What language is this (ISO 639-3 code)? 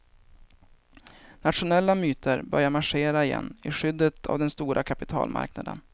swe